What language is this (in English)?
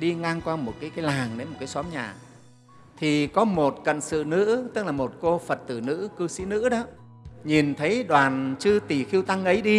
Vietnamese